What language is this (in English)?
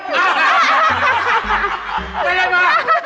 Thai